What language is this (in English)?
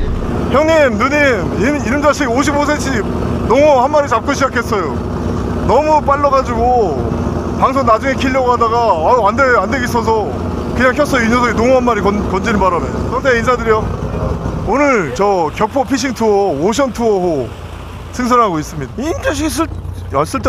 Korean